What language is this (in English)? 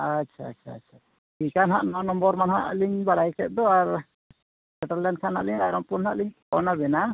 Santali